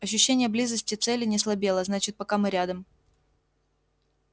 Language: Russian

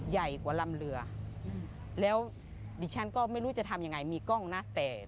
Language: Thai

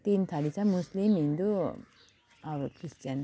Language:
Nepali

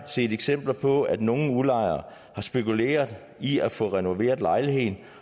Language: Danish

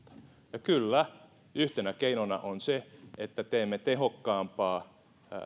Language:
Finnish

